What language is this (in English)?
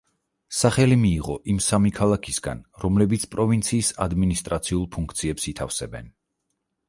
Georgian